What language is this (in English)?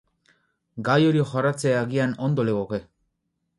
Basque